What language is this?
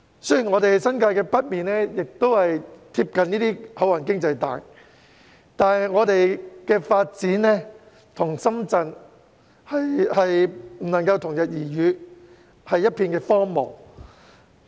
Cantonese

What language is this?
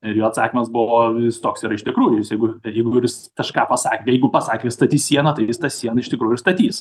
Lithuanian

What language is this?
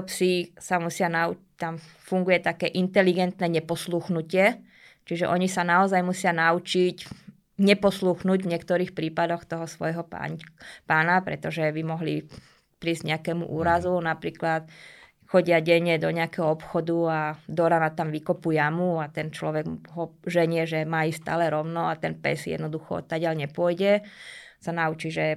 Slovak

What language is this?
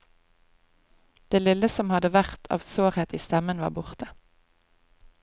Norwegian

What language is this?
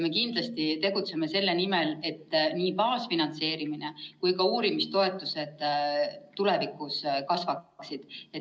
Estonian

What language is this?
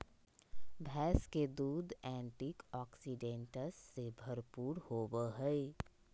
Magahi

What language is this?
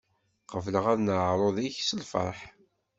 Kabyle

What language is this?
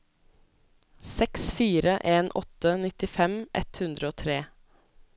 Norwegian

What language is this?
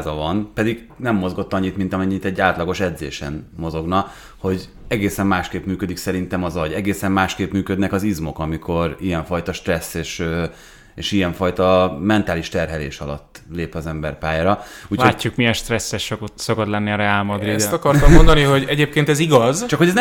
Hungarian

